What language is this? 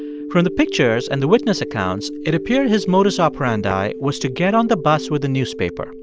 English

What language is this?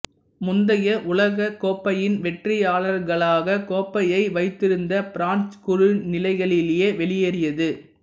Tamil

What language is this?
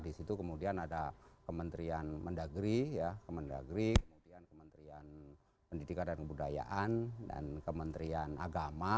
Indonesian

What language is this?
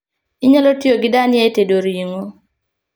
Luo (Kenya and Tanzania)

